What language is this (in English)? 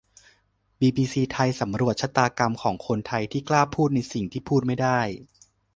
Thai